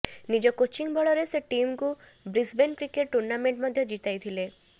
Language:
Odia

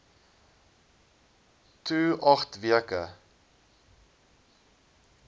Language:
Afrikaans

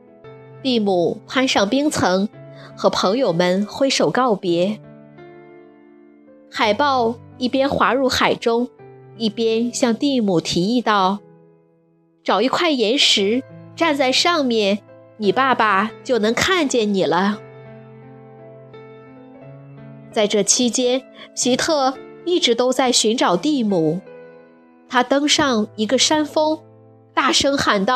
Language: Chinese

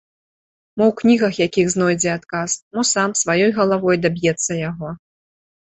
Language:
Belarusian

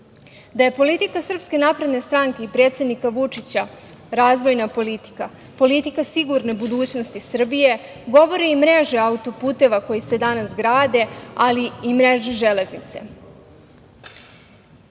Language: Serbian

